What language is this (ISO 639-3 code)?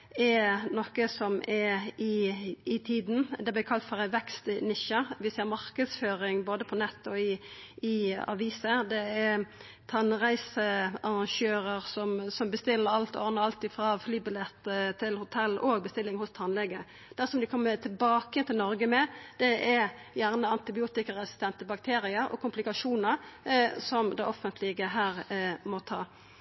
nno